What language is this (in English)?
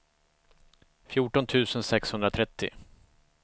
Swedish